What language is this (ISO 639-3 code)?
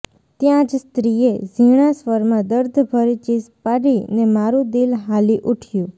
guj